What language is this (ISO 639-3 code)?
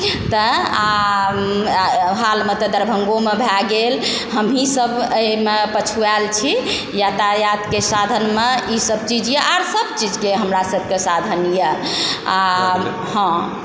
mai